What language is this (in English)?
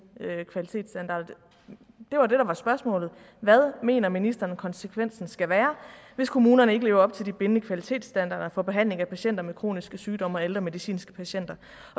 Danish